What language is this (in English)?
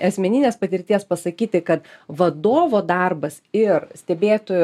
Lithuanian